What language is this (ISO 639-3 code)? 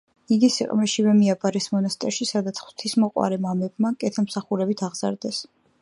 kat